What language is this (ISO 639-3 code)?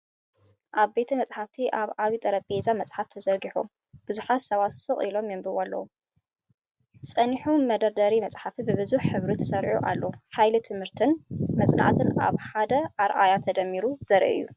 tir